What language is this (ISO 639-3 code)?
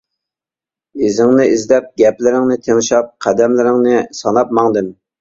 uig